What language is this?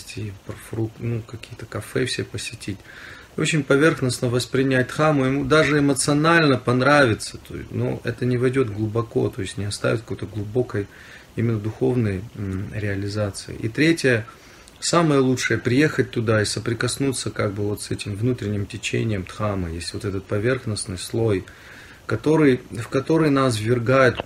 Russian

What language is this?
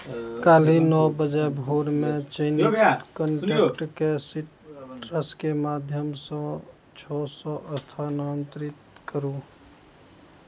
Maithili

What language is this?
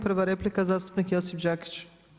Croatian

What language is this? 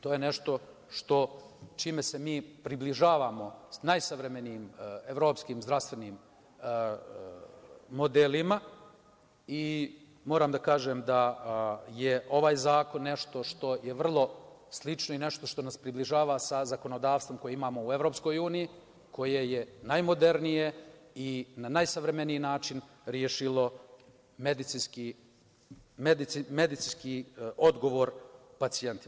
Serbian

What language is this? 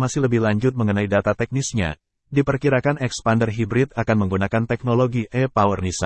Indonesian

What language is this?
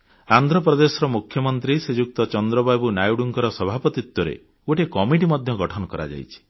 Odia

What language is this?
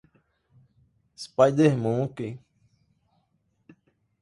Portuguese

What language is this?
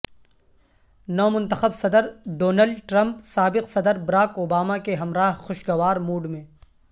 Urdu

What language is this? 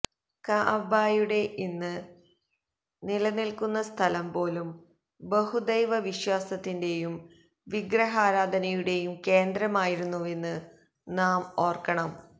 Malayalam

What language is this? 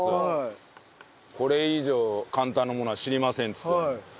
Japanese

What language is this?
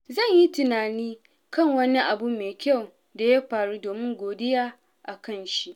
Hausa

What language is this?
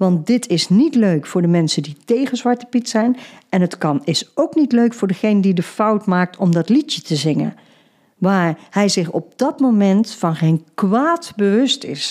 Dutch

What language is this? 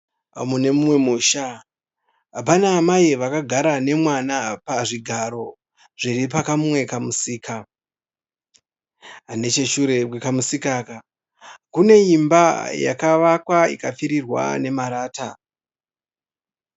Shona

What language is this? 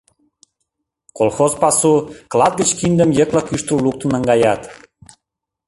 Mari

